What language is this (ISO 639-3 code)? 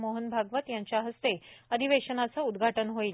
mar